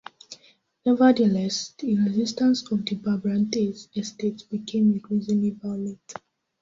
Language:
English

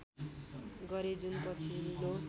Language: Nepali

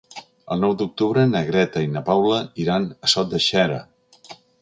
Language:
Catalan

